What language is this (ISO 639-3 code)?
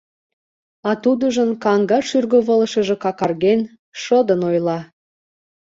chm